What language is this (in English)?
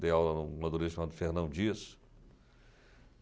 Portuguese